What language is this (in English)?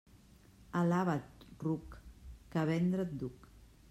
Catalan